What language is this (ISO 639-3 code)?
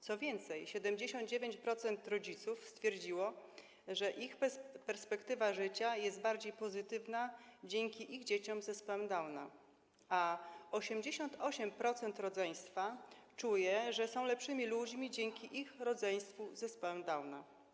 pol